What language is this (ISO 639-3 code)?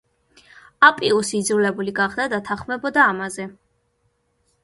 kat